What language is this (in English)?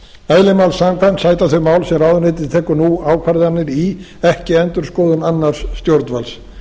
Icelandic